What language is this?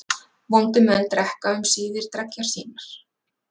Icelandic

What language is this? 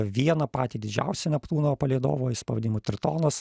Lithuanian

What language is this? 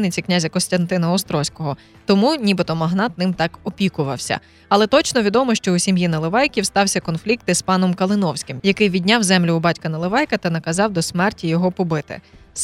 Ukrainian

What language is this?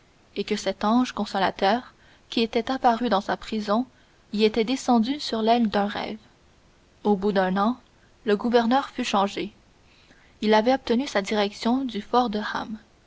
French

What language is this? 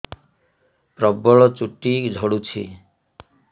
Odia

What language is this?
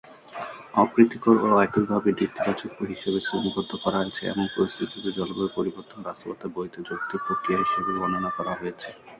Bangla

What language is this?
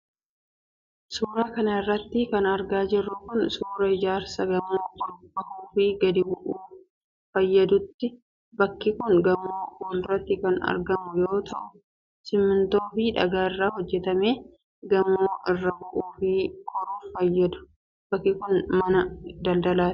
Oromo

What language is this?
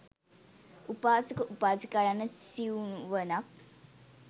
Sinhala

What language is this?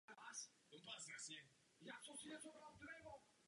Czech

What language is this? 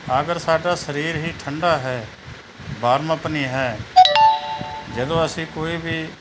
Punjabi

